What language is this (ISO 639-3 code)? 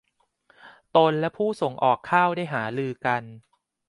tha